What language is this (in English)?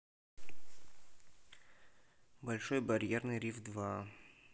Russian